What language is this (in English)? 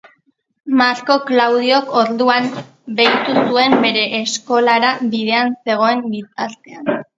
Basque